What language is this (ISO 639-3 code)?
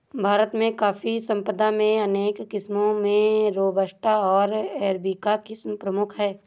hin